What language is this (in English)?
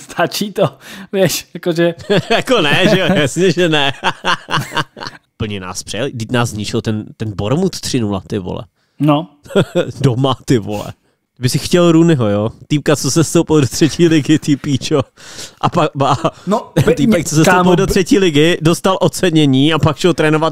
Czech